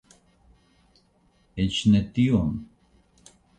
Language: Esperanto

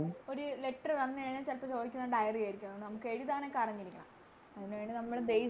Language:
Malayalam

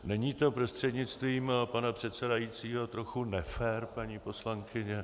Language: Czech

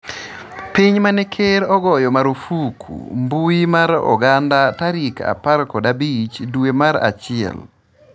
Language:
Luo (Kenya and Tanzania)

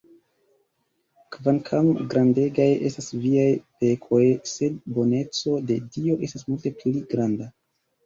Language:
Esperanto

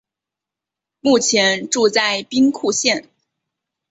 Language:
Chinese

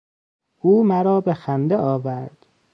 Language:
Persian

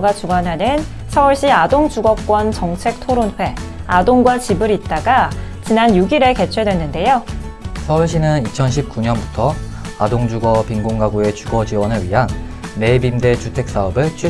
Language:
Korean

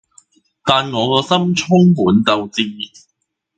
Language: Cantonese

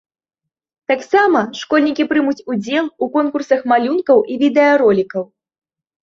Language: Belarusian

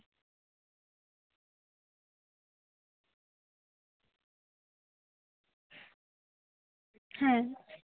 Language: Santali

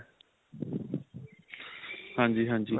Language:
Punjabi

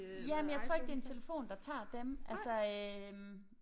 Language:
Danish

